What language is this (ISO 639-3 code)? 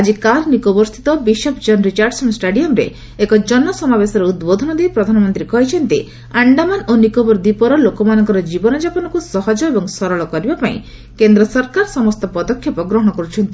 ori